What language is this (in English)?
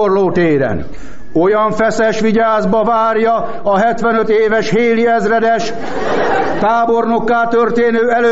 Hungarian